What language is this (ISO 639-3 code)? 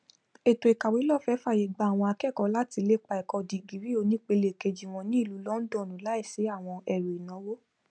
yor